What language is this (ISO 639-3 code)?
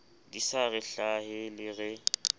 sot